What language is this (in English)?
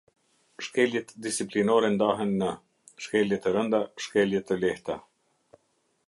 Albanian